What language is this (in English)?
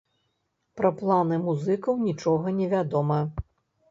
Belarusian